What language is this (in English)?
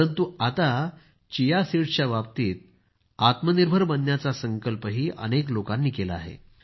Marathi